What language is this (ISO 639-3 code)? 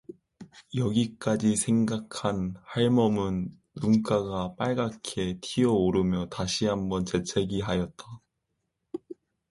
kor